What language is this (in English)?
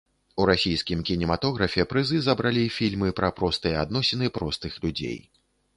Belarusian